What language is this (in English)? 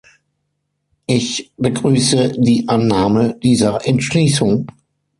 German